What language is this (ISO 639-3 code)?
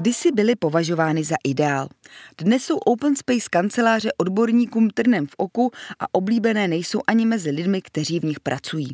ces